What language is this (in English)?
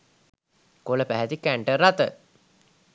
Sinhala